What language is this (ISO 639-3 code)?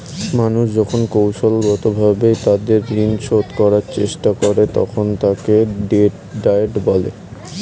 ben